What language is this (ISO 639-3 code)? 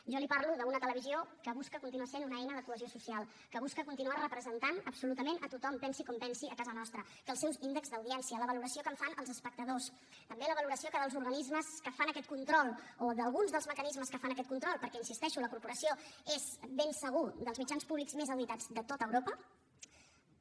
cat